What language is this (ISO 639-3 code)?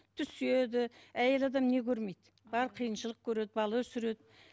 kaz